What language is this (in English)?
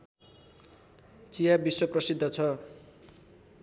Nepali